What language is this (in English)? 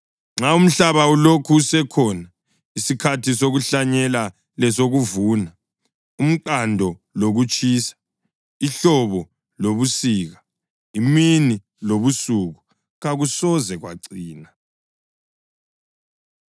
North Ndebele